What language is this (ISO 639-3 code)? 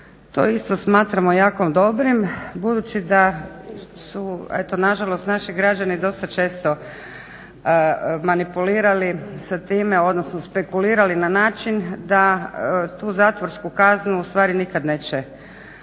hrv